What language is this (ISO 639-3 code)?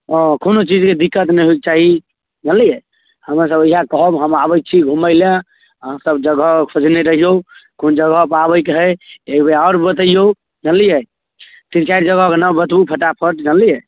mai